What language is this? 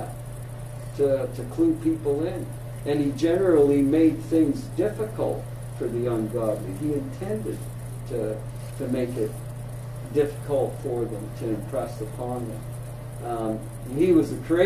English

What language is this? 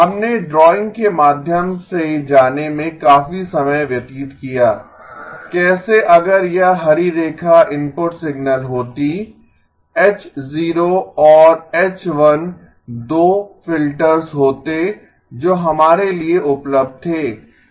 Hindi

